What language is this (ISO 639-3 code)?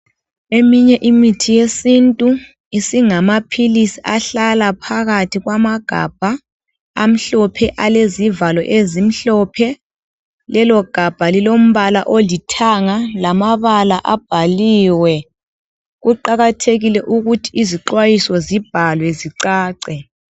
nde